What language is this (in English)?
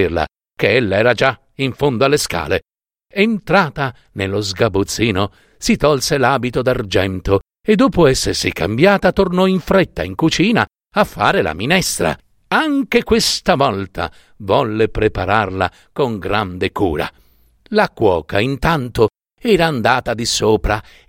Italian